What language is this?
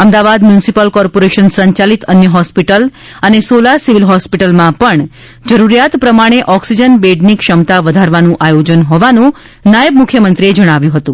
Gujarati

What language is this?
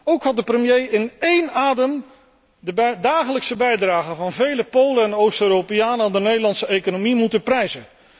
Dutch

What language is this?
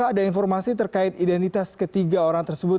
Indonesian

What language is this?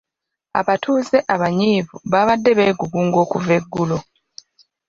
Ganda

